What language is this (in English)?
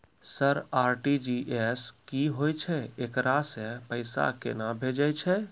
Maithili